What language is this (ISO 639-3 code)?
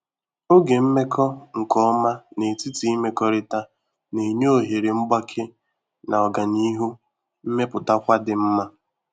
ibo